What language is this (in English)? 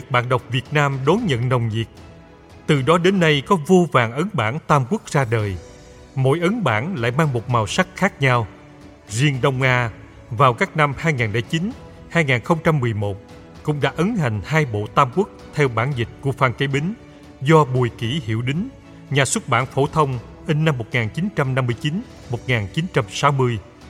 Vietnamese